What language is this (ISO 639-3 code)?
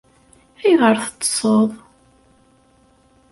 kab